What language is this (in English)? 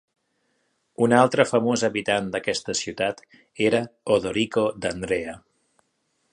Catalan